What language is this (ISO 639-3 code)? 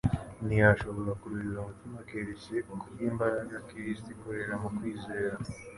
kin